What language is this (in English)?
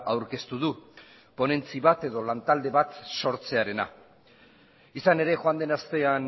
Basque